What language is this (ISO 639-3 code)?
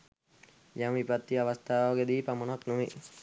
sin